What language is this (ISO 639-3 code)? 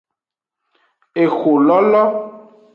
ajg